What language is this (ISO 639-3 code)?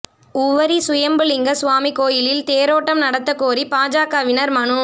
tam